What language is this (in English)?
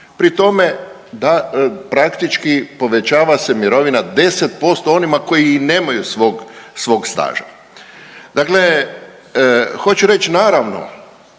Croatian